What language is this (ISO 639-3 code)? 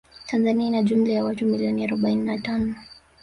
swa